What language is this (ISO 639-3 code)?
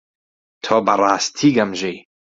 ckb